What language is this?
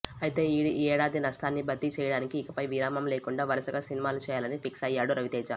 Telugu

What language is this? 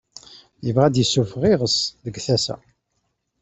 Kabyle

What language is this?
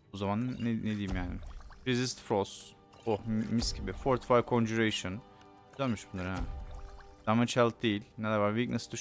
Turkish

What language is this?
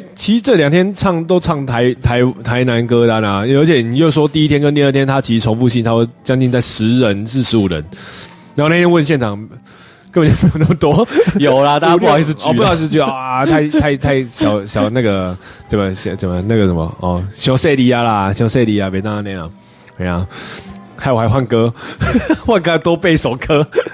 Chinese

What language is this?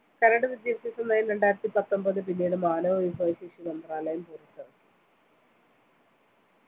Malayalam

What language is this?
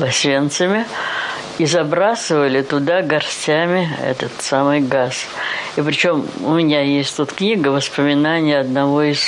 Russian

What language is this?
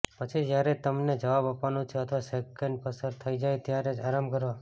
Gujarati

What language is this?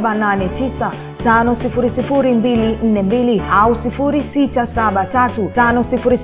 Swahili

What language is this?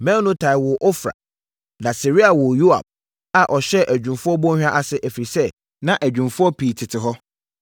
Akan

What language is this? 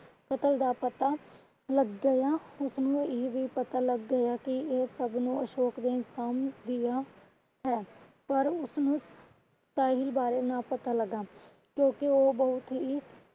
Punjabi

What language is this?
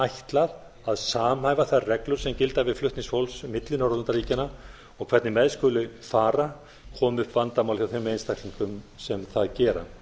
Icelandic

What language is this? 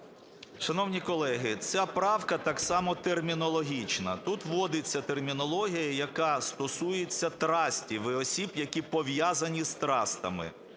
Ukrainian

